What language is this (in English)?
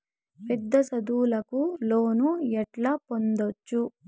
Telugu